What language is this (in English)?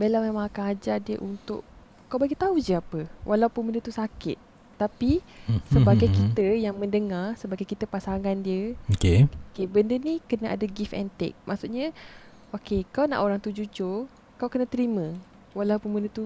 Malay